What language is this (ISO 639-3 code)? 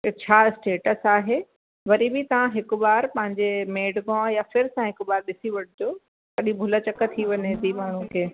snd